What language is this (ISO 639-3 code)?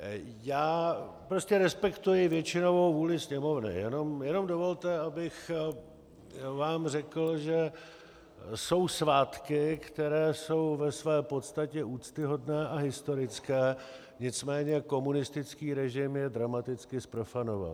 ces